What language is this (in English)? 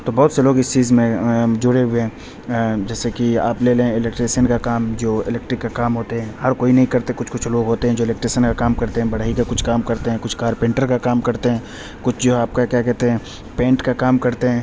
Urdu